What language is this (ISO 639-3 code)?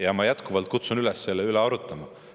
est